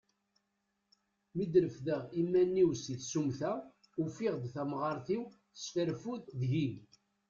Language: Kabyle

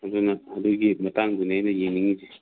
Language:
Manipuri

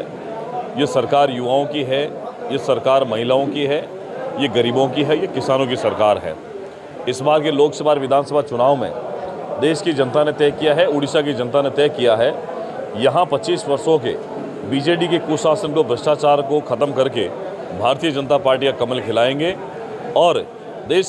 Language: Hindi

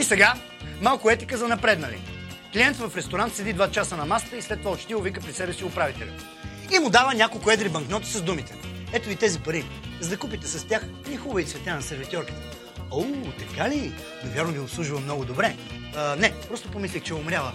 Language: Bulgarian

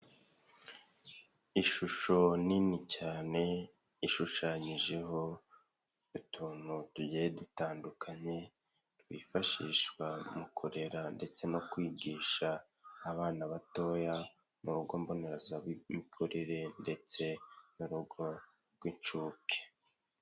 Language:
Kinyarwanda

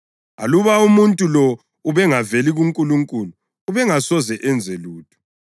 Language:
North Ndebele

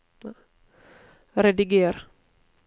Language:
Norwegian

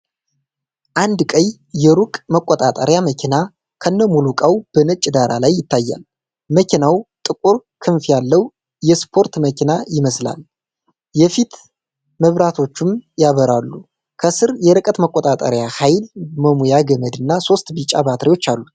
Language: Amharic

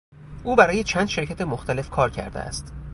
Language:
Persian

